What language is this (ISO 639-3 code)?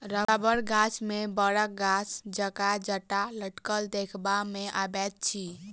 mai